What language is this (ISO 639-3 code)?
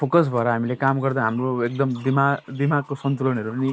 nep